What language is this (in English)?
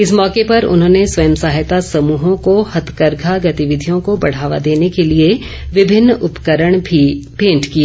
Hindi